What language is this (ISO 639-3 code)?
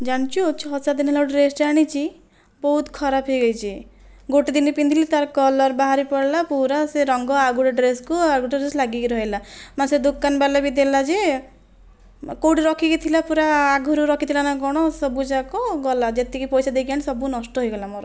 ori